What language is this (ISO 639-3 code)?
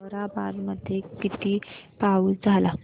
mar